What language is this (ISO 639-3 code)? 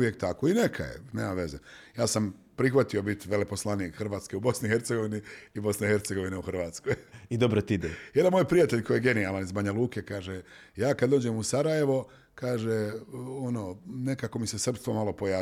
hrv